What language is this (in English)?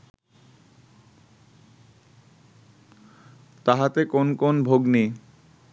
Bangla